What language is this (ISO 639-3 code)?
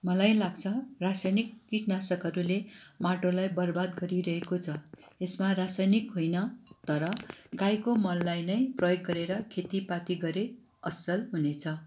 nep